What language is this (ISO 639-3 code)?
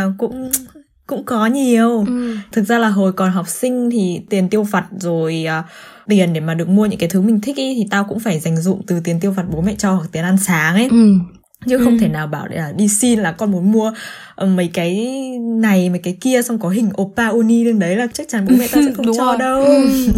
vie